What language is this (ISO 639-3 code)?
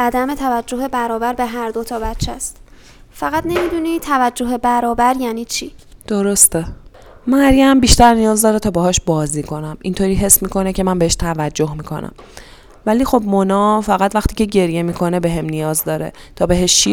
fas